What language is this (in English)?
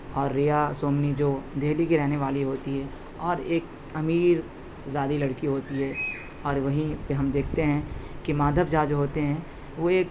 Urdu